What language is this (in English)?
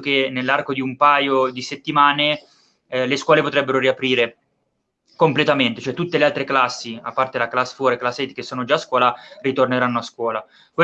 Italian